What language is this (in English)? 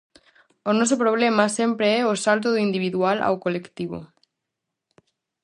Galician